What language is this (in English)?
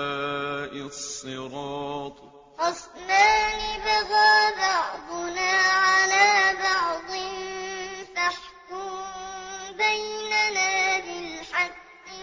Arabic